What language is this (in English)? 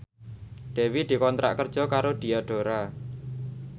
Javanese